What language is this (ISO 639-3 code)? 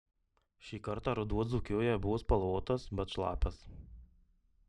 lit